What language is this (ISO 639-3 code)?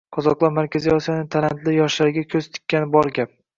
uzb